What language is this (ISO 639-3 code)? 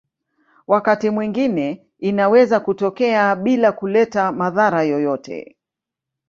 swa